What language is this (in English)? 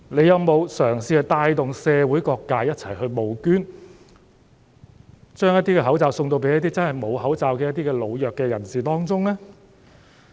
Cantonese